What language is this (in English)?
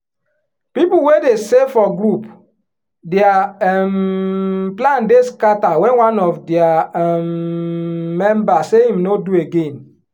Nigerian Pidgin